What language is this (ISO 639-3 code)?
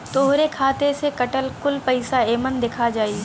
bho